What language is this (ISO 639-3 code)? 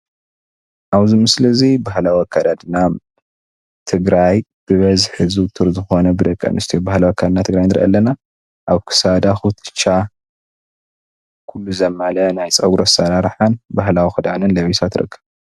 tir